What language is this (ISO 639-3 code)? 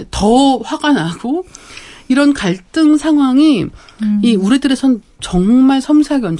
kor